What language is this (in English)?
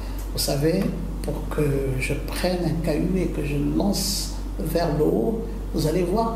French